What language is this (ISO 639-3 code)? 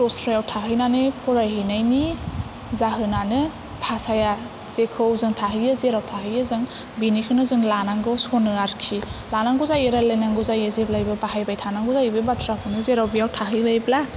brx